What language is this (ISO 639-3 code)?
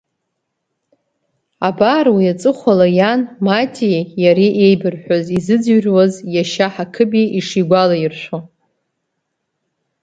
abk